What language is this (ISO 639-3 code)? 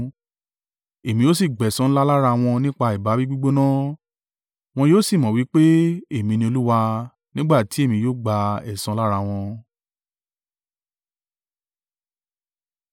yor